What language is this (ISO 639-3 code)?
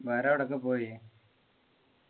mal